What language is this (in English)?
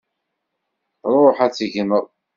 Kabyle